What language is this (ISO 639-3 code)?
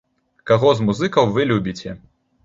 bel